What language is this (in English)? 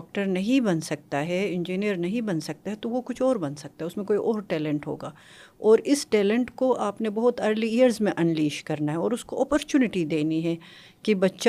Urdu